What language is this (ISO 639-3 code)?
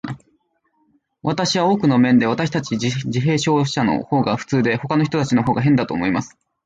jpn